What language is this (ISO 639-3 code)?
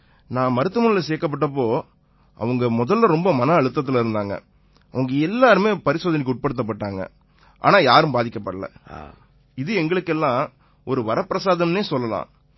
tam